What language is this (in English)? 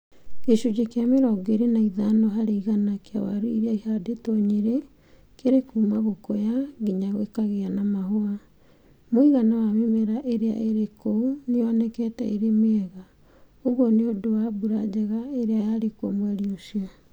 Kikuyu